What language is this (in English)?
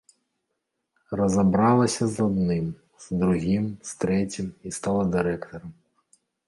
Belarusian